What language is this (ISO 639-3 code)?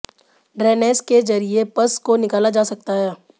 hin